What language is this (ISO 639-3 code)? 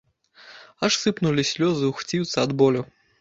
bel